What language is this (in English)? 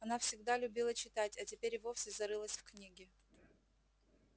Russian